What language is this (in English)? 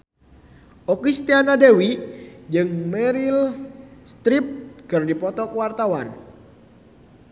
Sundanese